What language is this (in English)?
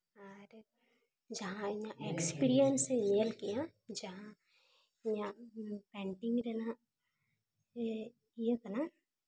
Santali